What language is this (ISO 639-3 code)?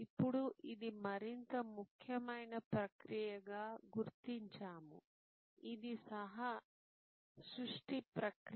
tel